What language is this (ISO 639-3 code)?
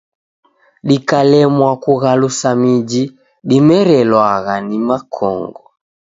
dav